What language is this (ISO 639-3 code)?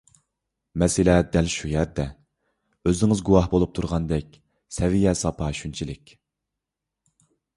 uig